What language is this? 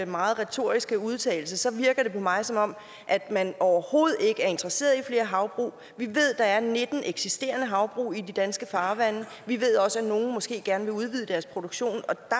Danish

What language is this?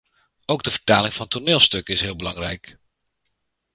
Dutch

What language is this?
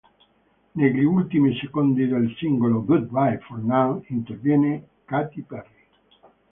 Italian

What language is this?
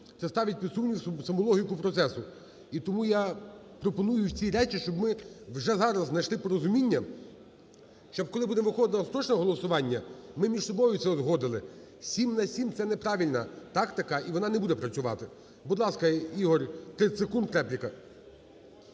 Ukrainian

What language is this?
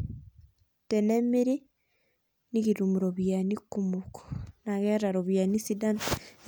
Masai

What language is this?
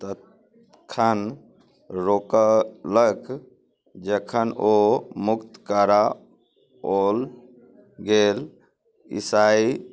Maithili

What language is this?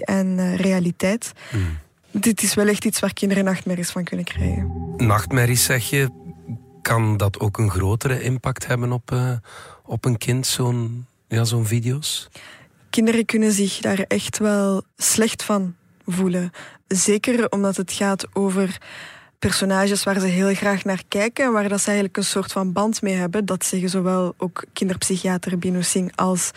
Dutch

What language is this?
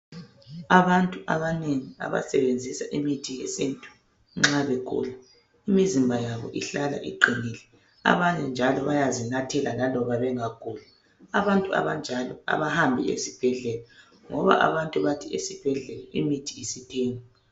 North Ndebele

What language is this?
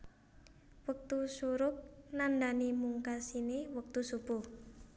Javanese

